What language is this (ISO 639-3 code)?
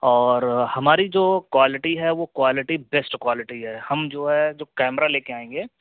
urd